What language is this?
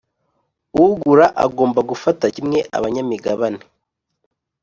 Kinyarwanda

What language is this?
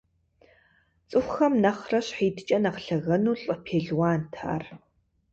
Kabardian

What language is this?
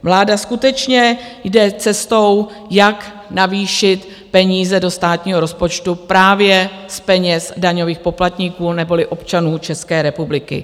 Czech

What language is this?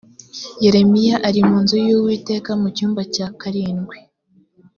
Kinyarwanda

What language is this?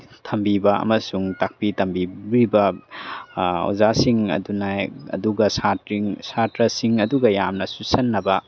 Manipuri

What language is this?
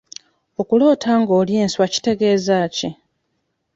Ganda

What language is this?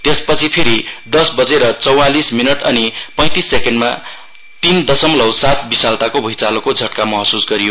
Nepali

